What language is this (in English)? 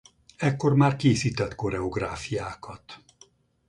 Hungarian